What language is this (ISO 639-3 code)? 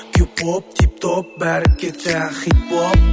kaz